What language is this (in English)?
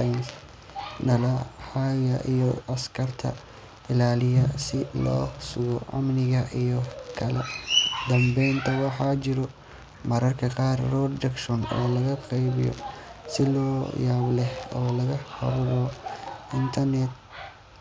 Somali